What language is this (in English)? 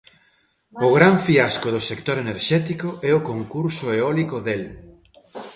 Galician